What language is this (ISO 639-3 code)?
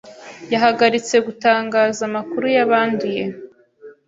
kin